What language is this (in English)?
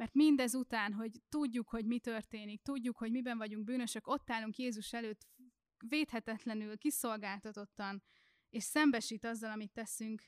Hungarian